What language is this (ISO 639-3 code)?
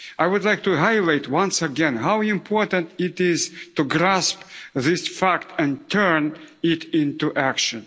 eng